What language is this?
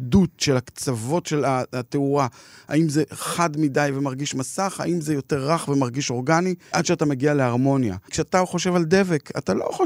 Hebrew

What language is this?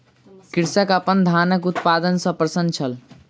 Maithili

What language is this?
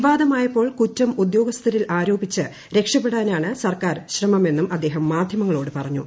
Malayalam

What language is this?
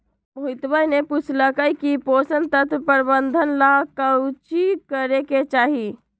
Magahi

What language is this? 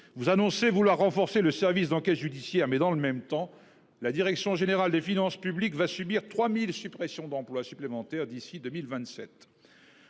French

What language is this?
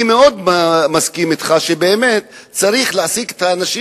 Hebrew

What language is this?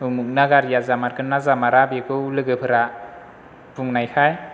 Bodo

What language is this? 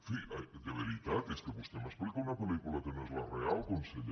Catalan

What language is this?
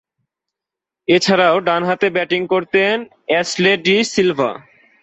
Bangla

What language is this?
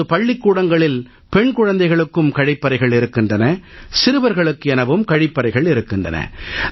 Tamil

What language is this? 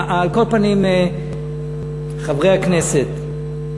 Hebrew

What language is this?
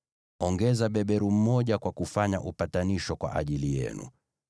Swahili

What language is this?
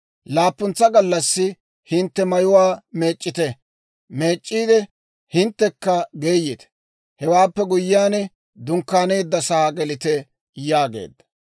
Dawro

